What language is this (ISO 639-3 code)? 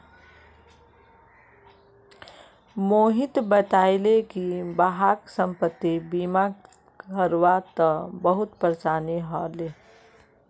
mag